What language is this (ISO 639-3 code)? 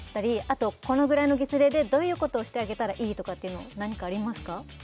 jpn